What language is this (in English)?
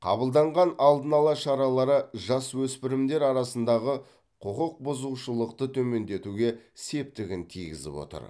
Kazakh